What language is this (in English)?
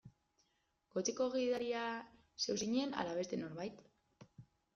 Basque